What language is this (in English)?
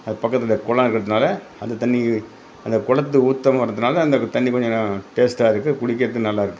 Tamil